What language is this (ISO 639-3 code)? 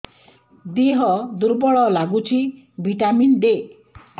ori